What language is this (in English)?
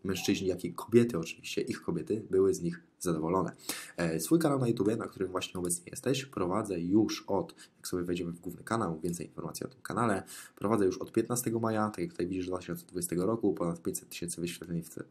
Polish